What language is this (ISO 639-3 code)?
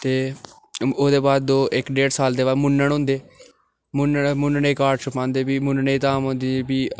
doi